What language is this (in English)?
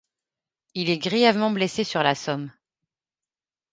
French